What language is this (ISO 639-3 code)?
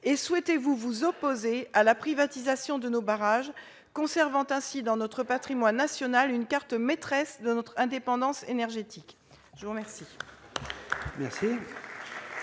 fra